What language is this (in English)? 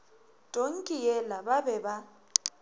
Northern Sotho